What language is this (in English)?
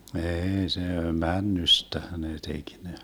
Finnish